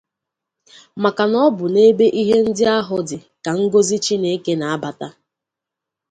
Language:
Igbo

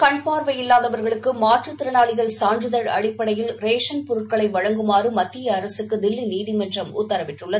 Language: Tamil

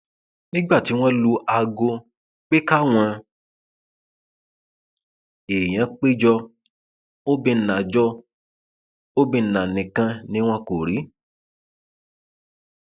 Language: Yoruba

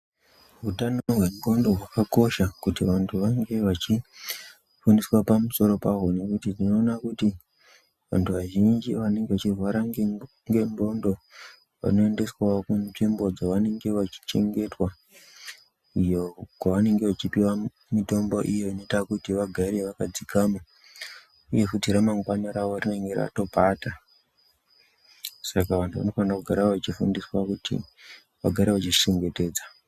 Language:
Ndau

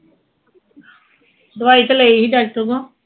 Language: Punjabi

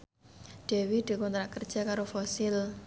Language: Javanese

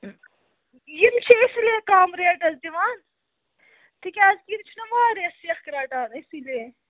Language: Kashmiri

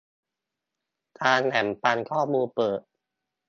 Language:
Thai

